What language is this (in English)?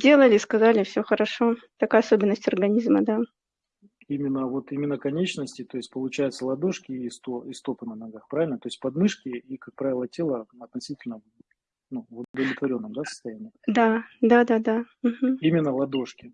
Russian